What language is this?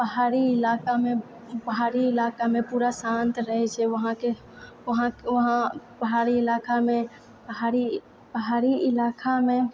Maithili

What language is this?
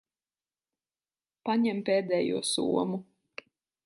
Latvian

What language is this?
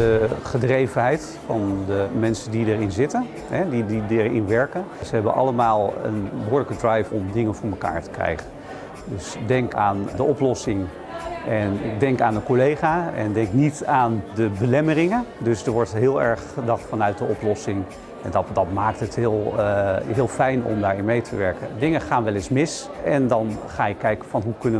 Dutch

